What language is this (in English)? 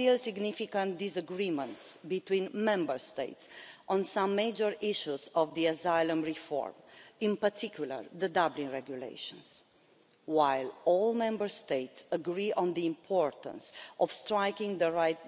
English